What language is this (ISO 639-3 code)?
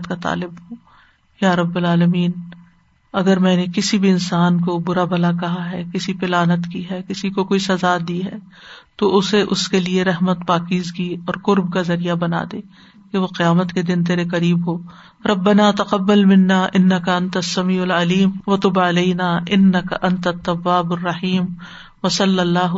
urd